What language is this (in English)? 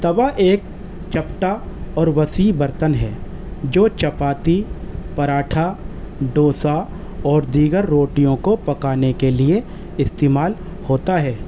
Urdu